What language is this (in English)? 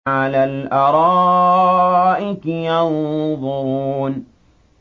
Arabic